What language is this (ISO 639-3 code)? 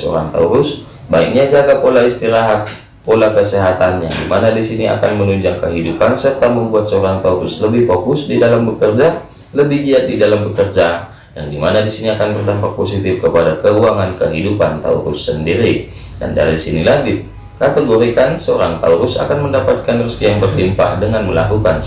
ind